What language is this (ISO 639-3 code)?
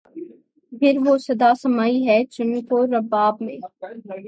urd